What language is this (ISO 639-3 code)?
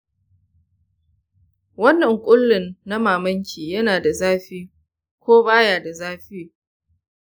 hau